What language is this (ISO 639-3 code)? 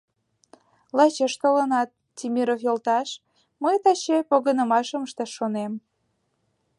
chm